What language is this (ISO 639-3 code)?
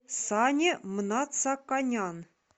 rus